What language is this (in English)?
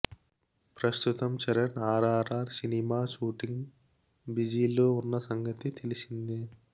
Telugu